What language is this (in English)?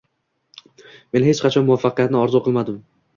Uzbek